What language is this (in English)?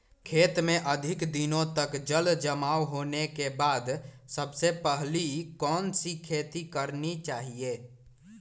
Magahi